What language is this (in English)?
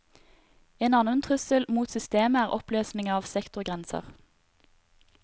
Norwegian